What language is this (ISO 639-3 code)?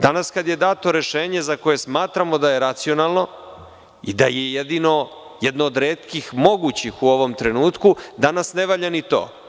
srp